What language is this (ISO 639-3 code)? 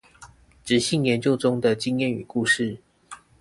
zho